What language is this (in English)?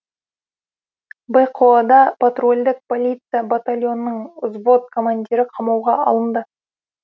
Kazakh